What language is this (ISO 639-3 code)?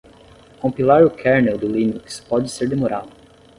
por